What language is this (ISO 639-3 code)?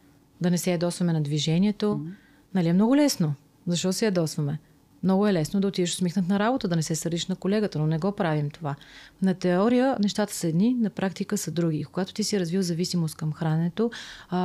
bul